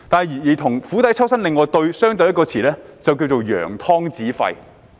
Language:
Cantonese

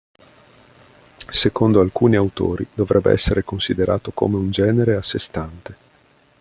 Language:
Italian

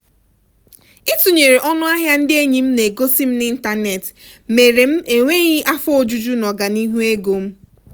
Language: Igbo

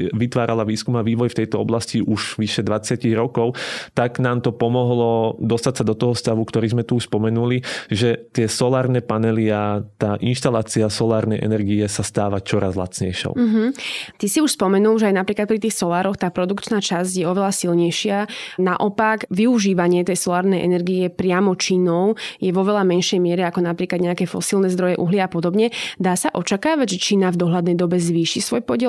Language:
Slovak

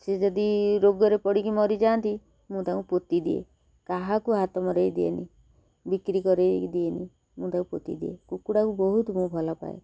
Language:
Odia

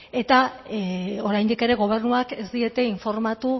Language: Basque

